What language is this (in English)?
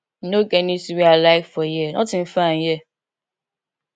Nigerian Pidgin